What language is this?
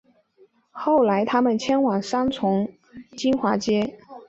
Chinese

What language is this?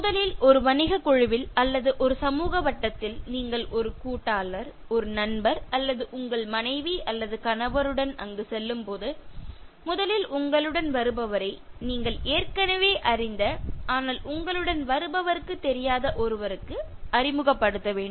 Tamil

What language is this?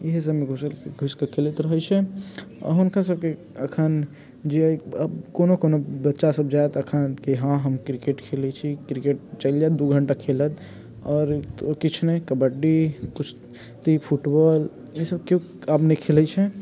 Maithili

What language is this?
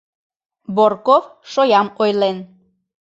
Mari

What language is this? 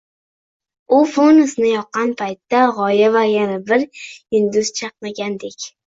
Uzbek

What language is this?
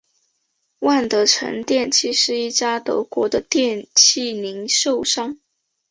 Chinese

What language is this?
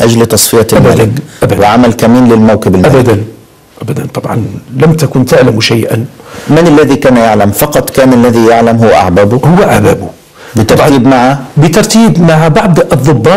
Arabic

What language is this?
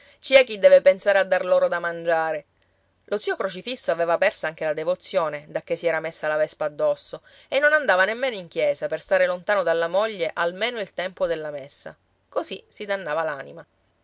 Italian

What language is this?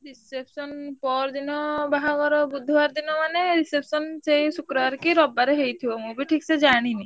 Odia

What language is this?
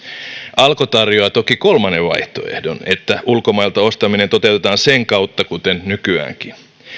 Finnish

